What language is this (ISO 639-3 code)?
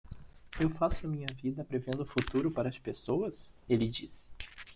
por